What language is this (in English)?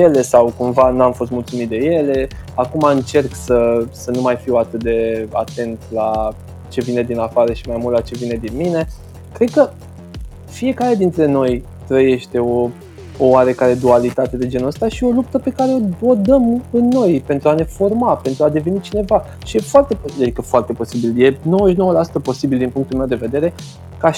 Romanian